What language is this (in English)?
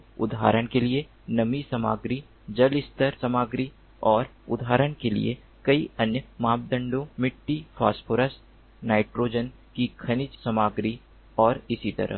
Hindi